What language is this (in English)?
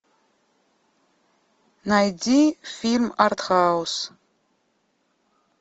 Russian